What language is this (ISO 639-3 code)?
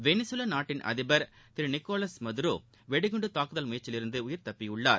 tam